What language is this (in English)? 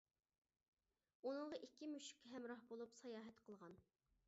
Uyghur